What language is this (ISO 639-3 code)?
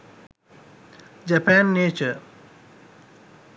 sin